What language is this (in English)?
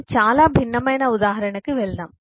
Telugu